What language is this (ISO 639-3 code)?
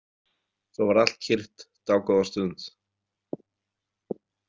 isl